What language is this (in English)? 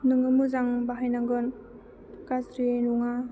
Bodo